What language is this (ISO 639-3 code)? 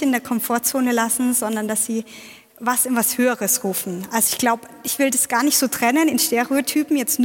deu